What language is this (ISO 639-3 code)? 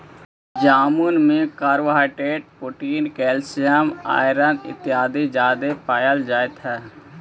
mag